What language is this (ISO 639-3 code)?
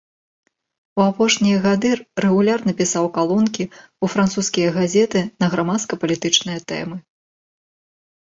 bel